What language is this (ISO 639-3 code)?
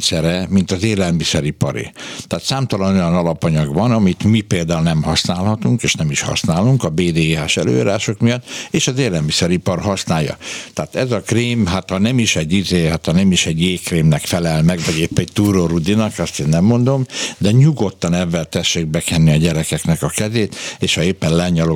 hun